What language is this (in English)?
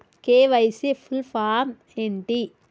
Telugu